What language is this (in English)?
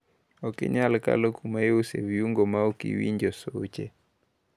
Luo (Kenya and Tanzania)